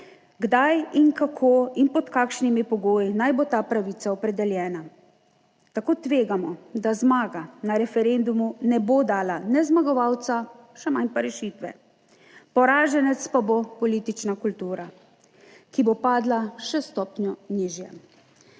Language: Slovenian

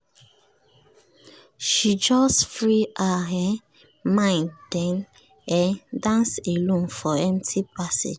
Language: Nigerian Pidgin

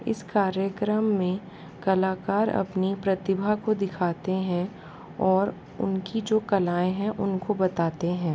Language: Hindi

